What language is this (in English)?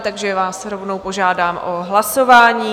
Czech